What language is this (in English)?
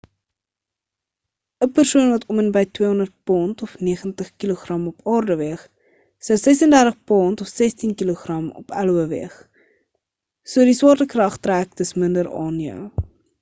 Afrikaans